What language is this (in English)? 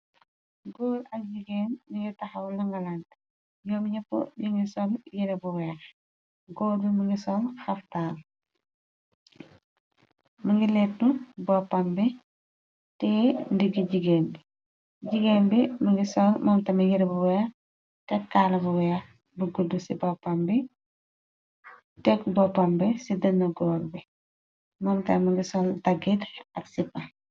Wolof